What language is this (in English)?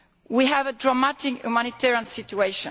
English